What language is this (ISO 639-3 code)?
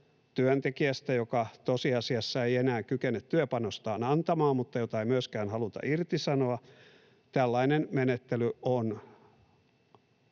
fin